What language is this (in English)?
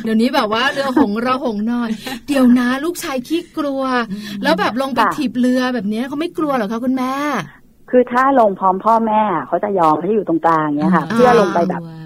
Thai